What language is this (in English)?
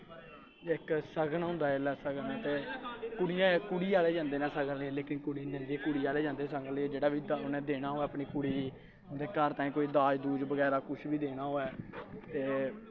Dogri